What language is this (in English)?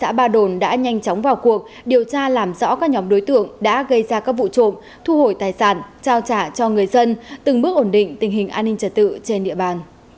Vietnamese